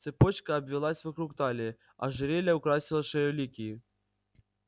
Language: Russian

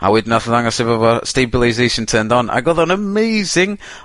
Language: Welsh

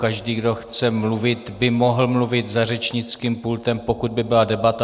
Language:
Czech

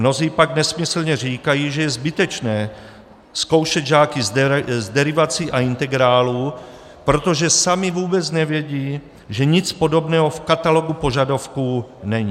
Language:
Czech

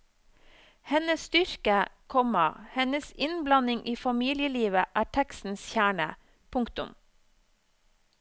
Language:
Norwegian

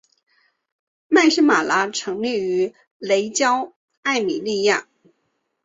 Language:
Chinese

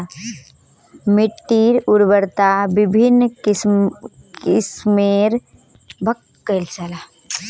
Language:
Magahi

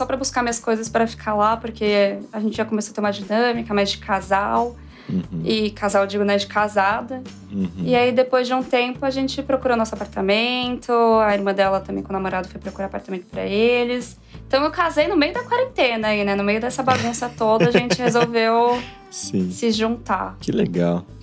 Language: Portuguese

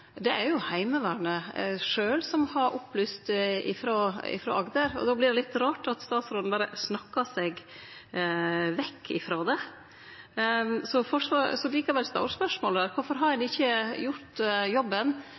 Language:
Norwegian Nynorsk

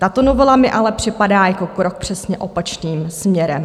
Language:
Czech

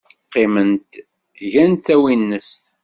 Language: Kabyle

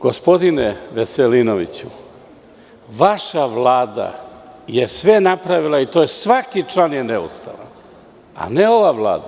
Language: Serbian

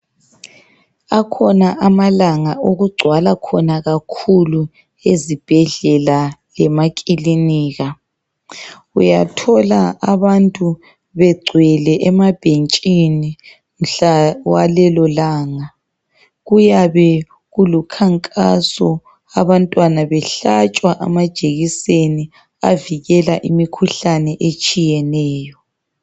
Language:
North Ndebele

